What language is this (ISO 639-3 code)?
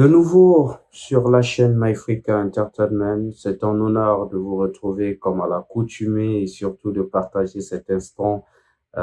fra